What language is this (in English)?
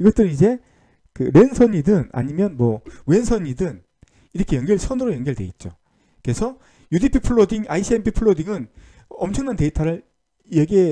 Korean